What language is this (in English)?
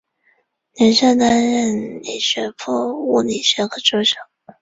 Chinese